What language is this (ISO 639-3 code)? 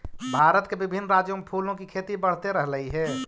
mag